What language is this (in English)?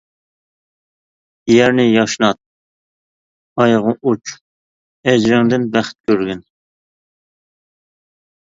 Uyghur